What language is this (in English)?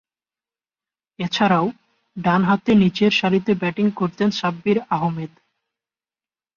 Bangla